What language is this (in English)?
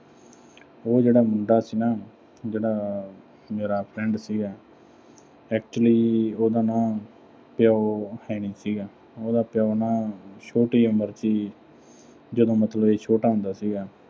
Punjabi